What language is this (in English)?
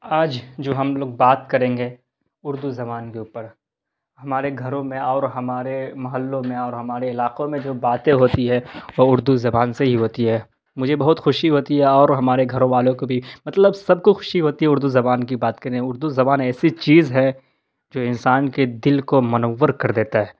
Urdu